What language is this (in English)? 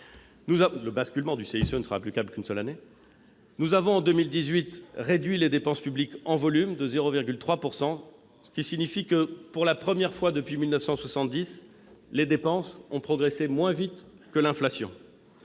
French